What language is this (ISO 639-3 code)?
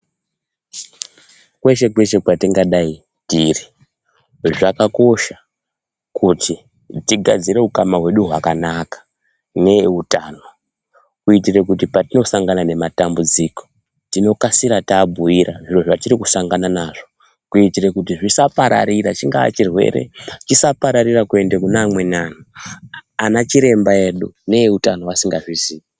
ndc